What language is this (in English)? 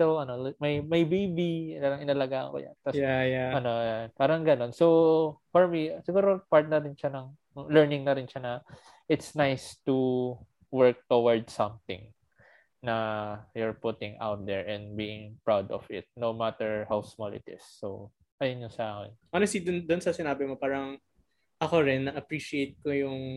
Filipino